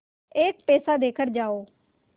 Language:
Hindi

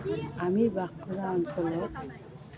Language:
Assamese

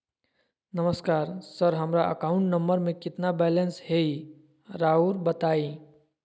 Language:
Magahi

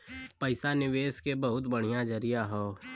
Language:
Bhojpuri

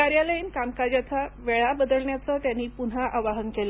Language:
Marathi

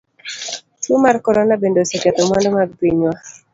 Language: Luo (Kenya and Tanzania)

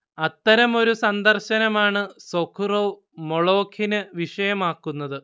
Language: Malayalam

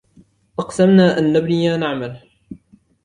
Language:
Arabic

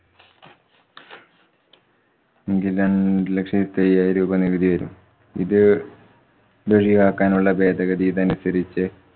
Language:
Malayalam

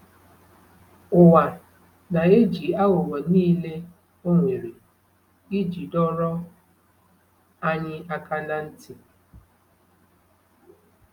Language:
Igbo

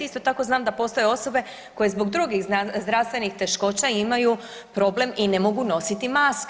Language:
Croatian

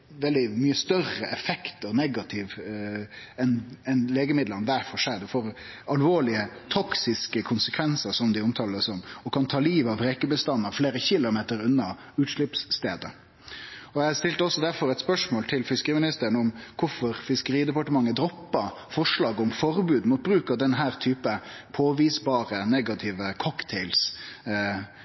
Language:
Norwegian Nynorsk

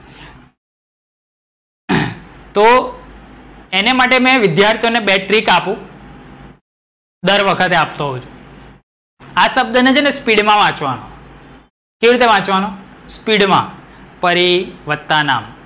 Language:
Gujarati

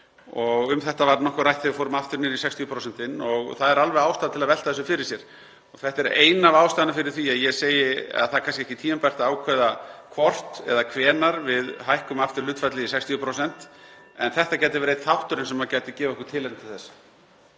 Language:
Icelandic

